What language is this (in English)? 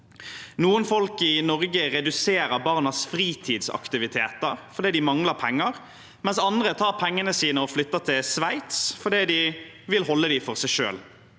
Norwegian